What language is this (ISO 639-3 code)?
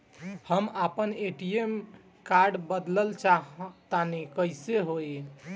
bho